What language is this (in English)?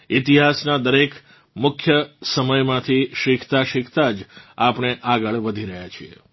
Gujarati